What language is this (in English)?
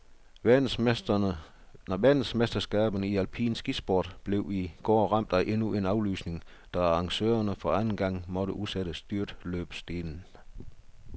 Danish